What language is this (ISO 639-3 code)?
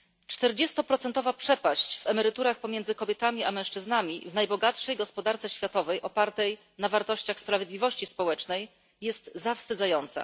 pol